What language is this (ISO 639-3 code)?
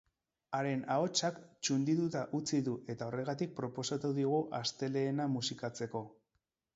eus